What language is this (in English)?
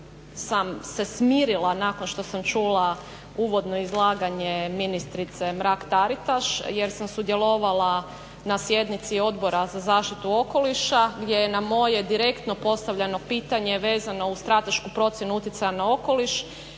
Croatian